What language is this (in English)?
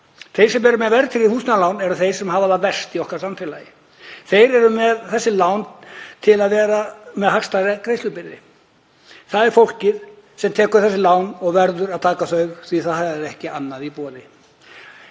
Icelandic